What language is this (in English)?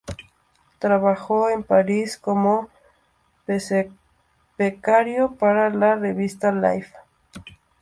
Spanish